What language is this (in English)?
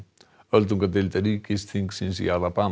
Icelandic